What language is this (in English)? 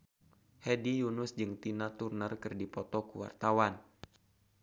Sundanese